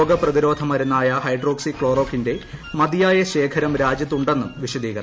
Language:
Malayalam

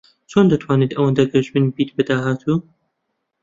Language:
Central Kurdish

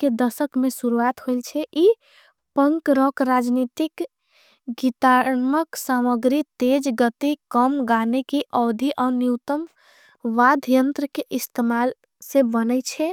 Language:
Angika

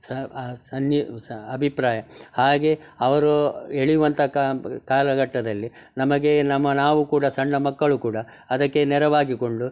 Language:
Kannada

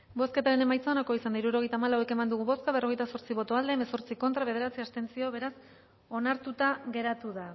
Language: Basque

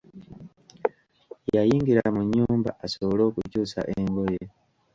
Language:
Ganda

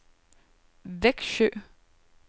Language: Danish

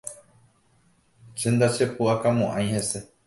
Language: Guarani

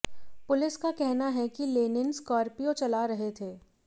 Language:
Hindi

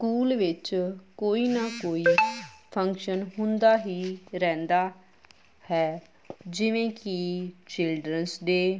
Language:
Punjabi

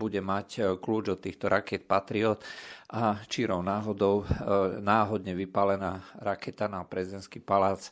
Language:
Slovak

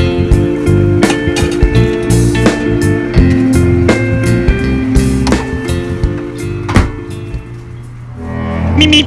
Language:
Korean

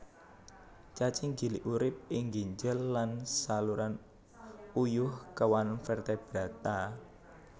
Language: Javanese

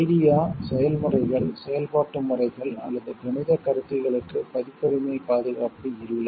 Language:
Tamil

